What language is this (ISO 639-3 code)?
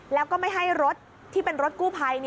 tha